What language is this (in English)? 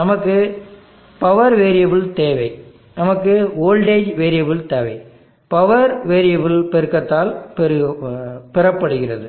Tamil